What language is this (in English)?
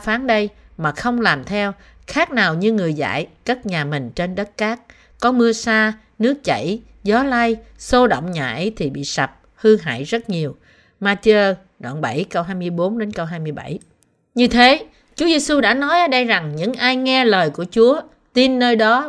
Vietnamese